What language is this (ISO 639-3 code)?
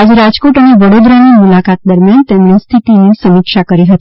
guj